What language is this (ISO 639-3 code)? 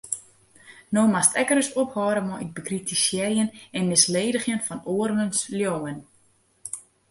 fry